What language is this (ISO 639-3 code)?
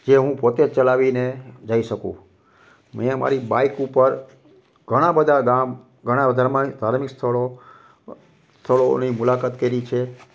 guj